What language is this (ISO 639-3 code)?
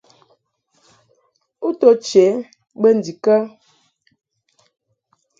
mhk